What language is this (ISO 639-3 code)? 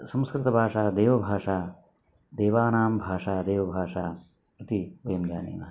san